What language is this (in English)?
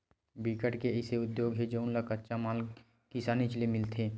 Chhattisgarhi